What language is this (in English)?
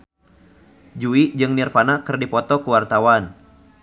Sundanese